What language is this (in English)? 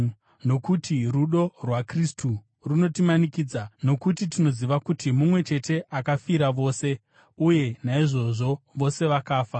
Shona